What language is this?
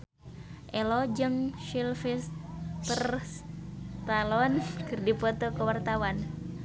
Sundanese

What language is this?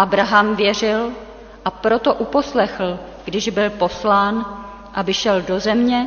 Czech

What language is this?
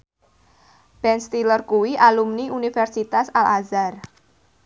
Javanese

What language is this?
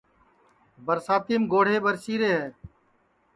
Sansi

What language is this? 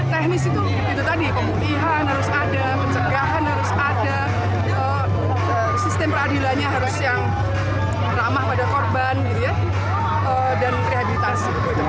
Indonesian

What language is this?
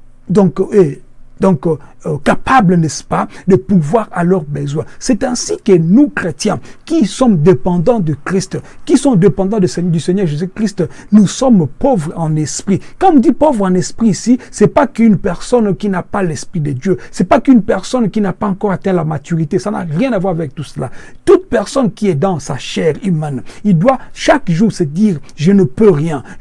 French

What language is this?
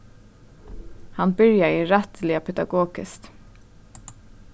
Faroese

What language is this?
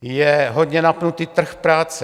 Czech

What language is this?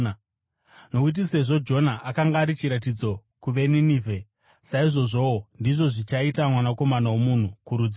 Shona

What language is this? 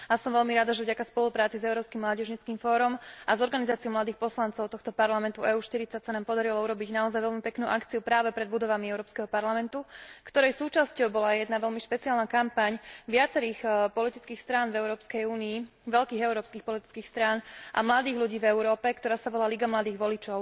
Slovak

